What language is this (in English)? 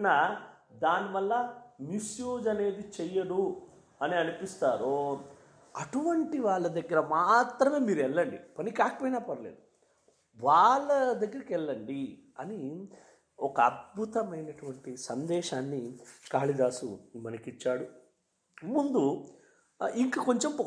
Telugu